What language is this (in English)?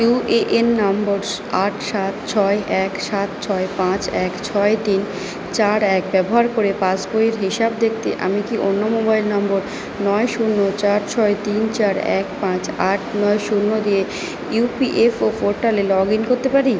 Bangla